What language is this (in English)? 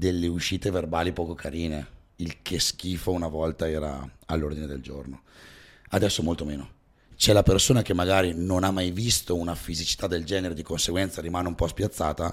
Italian